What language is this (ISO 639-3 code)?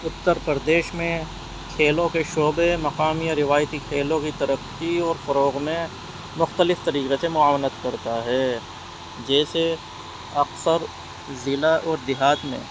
urd